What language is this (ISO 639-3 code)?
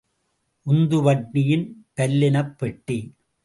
tam